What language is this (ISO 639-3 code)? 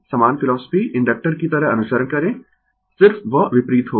hin